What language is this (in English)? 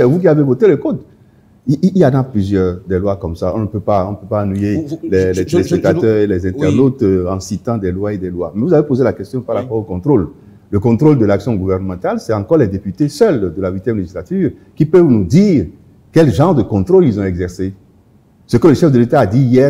French